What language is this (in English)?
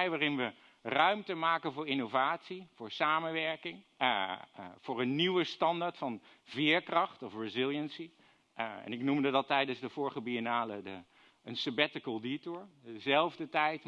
Dutch